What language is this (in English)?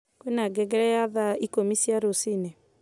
Kikuyu